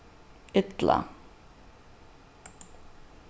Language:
Faroese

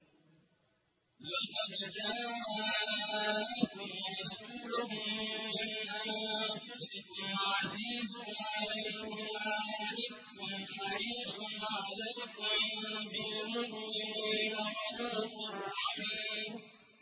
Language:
Arabic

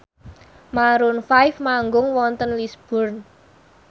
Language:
Javanese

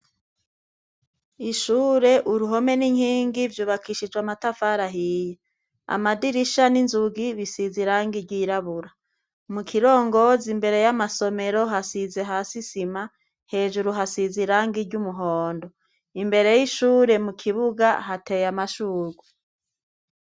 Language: Rundi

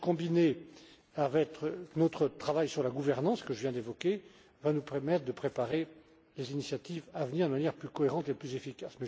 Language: French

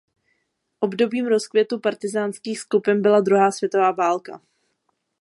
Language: Czech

